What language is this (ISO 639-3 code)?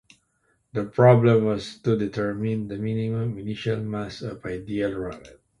eng